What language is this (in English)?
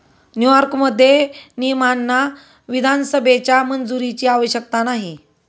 Marathi